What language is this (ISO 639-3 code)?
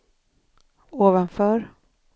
swe